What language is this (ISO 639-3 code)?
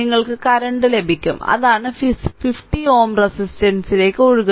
mal